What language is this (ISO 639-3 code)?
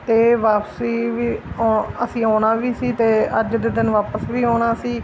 pan